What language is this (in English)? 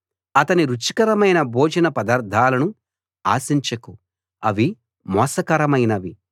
Telugu